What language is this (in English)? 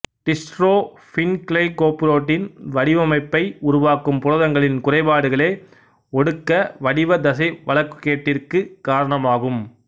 Tamil